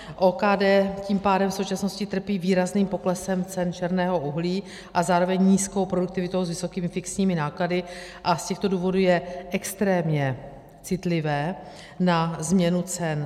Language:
Czech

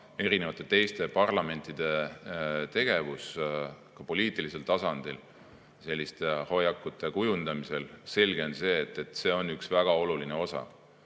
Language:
Estonian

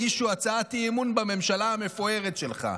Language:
Hebrew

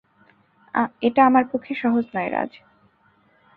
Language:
Bangla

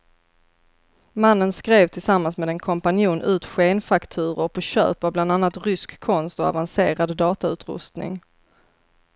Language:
Swedish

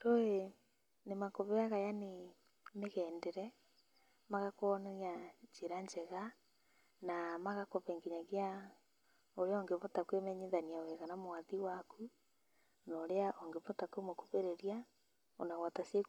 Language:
Kikuyu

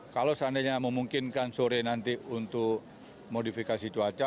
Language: Indonesian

